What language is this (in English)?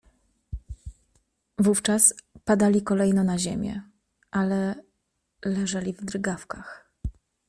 Polish